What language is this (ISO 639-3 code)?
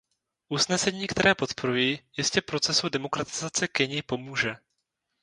ces